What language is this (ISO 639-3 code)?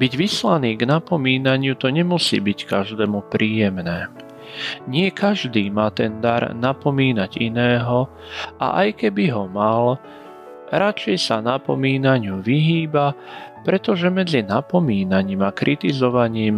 slk